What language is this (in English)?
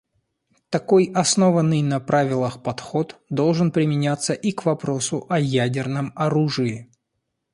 Russian